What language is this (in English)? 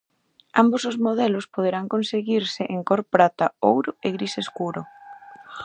Galician